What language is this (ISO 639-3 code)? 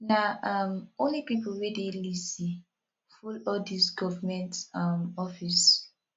pcm